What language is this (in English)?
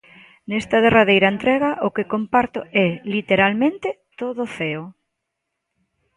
Galician